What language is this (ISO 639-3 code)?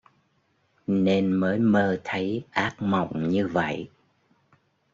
vie